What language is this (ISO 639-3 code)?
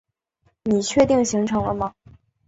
zho